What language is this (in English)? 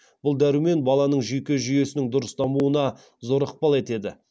Kazakh